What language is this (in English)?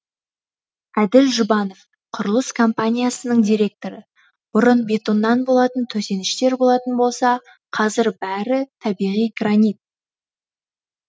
Kazakh